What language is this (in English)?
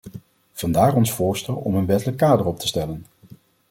Dutch